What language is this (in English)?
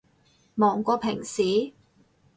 Cantonese